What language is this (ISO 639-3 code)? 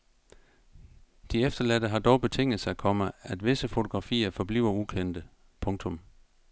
dan